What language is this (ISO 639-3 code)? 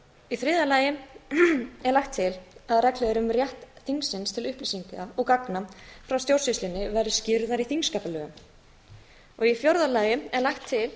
isl